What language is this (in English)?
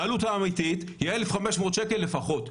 Hebrew